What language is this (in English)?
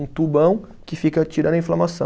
Portuguese